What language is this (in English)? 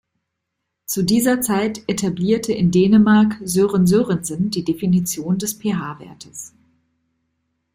German